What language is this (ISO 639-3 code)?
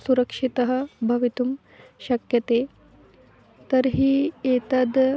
san